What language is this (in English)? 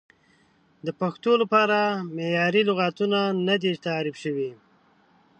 Pashto